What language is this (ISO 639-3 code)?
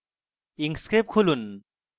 ben